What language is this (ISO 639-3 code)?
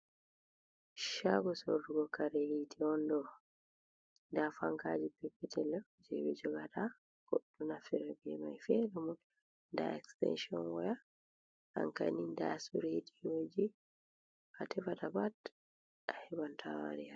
ful